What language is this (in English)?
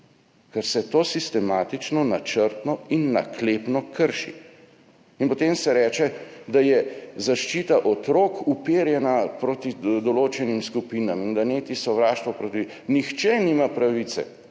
Slovenian